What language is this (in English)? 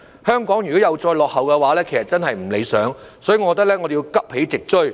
Cantonese